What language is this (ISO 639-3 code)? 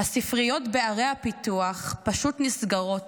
heb